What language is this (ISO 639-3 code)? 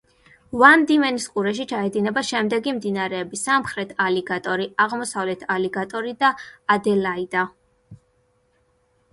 kat